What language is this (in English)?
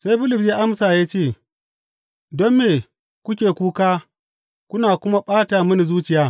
Hausa